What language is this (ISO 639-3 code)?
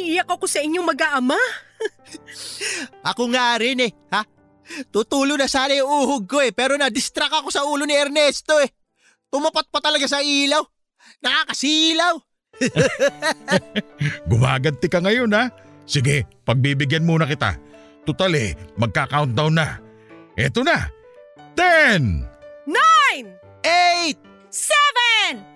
fil